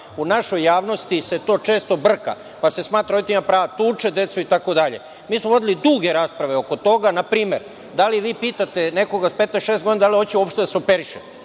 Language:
Serbian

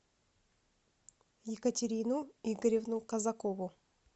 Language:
Russian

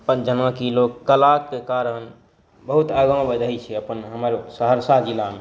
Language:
Maithili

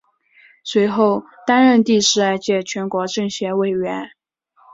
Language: Chinese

